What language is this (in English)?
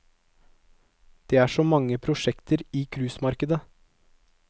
Norwegian